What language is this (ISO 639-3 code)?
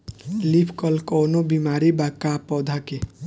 bho